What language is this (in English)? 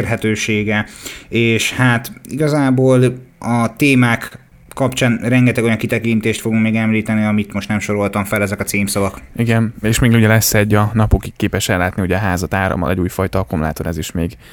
Hungarian